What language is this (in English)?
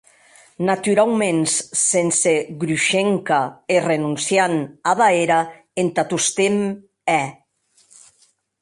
Occitan